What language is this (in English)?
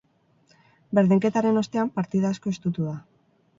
Basque